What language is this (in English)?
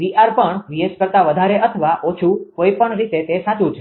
Gujarati